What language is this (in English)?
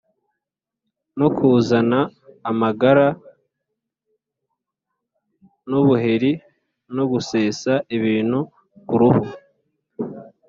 Kinyarwanda